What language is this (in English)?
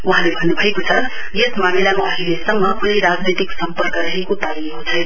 Nepali